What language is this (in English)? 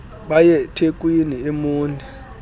Xhosa